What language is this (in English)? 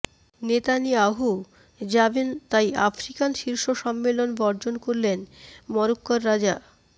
Bangla